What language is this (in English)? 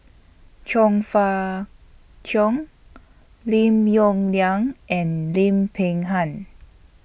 English